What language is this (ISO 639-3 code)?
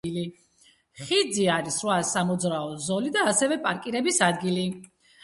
kat